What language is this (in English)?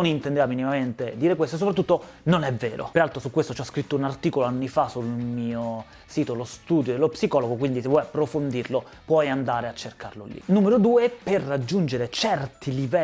Italian